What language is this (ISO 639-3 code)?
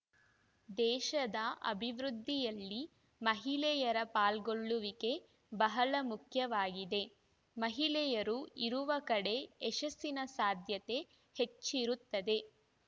kan